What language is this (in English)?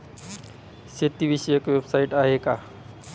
Marathi